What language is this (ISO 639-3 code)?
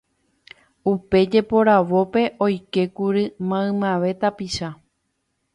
grn